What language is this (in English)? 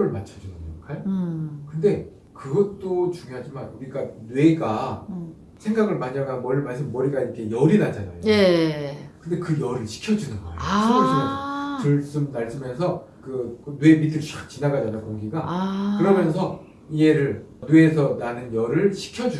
Korean